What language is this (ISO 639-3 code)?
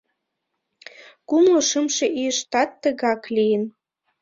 chm